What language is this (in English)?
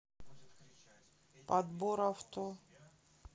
Russian